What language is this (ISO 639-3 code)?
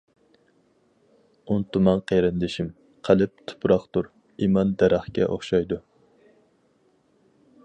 uig